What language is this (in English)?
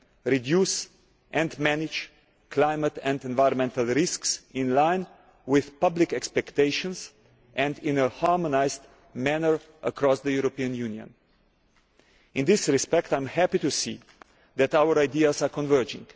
English